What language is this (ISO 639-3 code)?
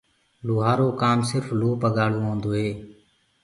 ggg